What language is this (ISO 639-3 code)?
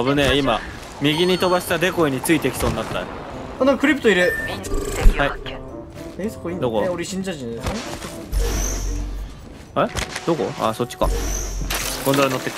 jpn